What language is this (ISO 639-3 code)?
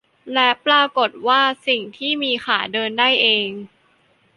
tha